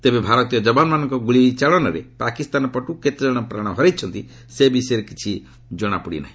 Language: Odia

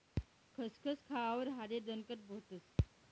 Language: Marathi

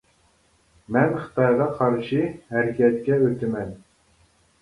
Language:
Uyghur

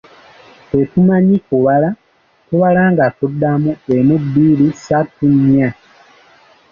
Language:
Ganda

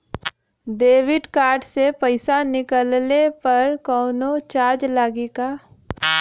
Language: Bhojpuri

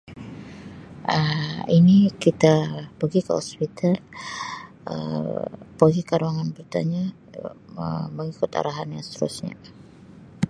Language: Sabah Malay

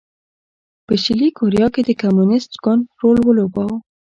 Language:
Pashto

